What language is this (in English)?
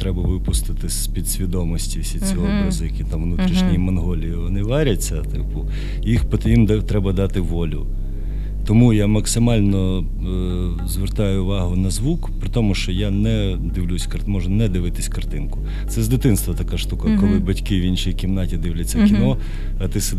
Ukrainian